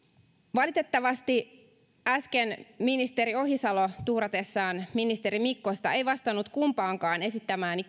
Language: Finnish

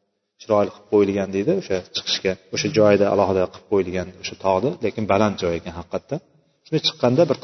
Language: Bulgarian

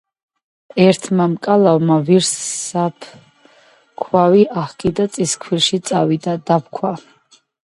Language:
Georgian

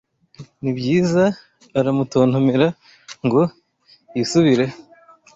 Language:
Kinyarwanda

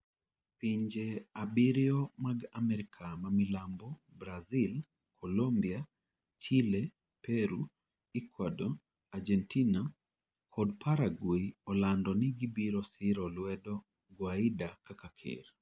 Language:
Luo (Kenya and Tanzania)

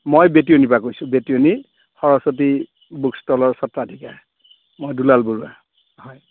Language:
Assamese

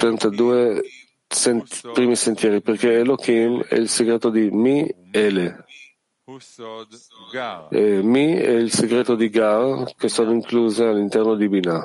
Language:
Italian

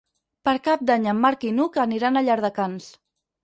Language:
Catalan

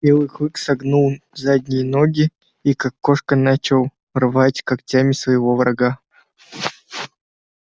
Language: Russian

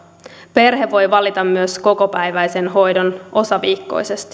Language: Finnish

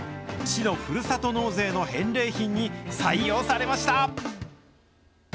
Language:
Japanese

